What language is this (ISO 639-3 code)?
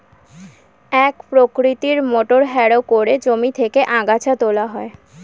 ben